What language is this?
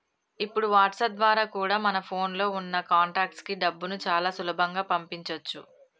Telugu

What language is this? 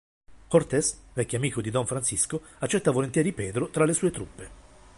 Italian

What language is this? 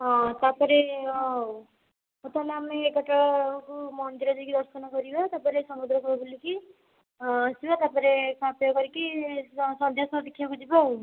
Odia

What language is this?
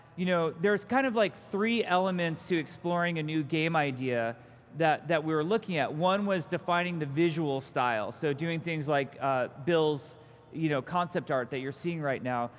English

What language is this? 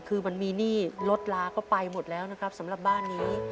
Thai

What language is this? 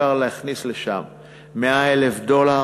Hebrew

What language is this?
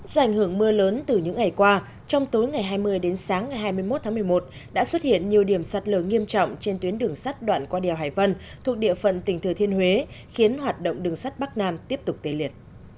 Vietnamese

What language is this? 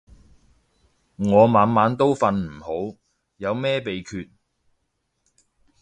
Cantonese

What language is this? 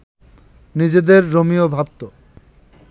Bangla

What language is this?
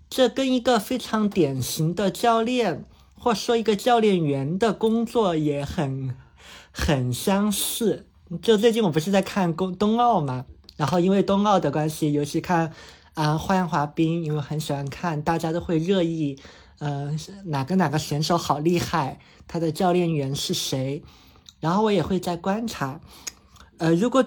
Chinese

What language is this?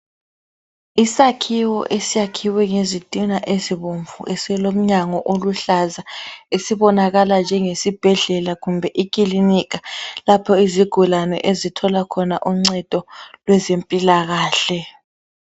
North Ndebele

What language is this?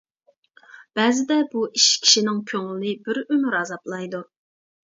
Uyghur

